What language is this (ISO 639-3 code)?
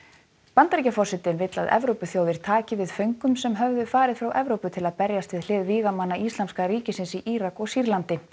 isl